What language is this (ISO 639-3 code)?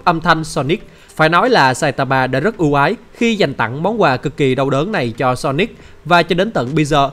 vie